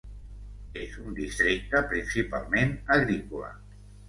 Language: Catalan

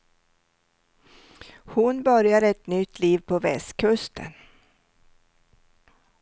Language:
Swedish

